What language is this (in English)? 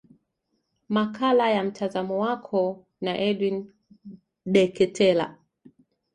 Swahili